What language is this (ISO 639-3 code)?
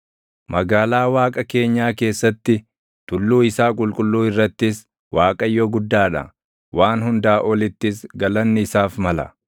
orm